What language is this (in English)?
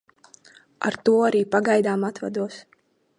Latvian